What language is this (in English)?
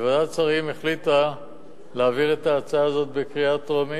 Hebrew